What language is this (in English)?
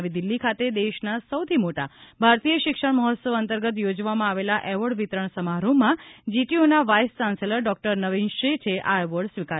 Gujarati